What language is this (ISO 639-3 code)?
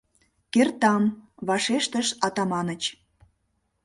chm